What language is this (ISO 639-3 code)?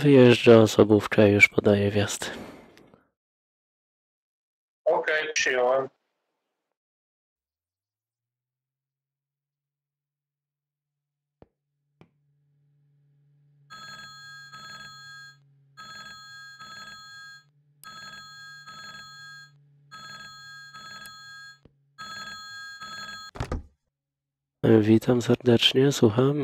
pol